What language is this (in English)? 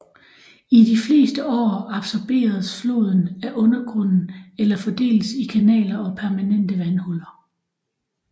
Danish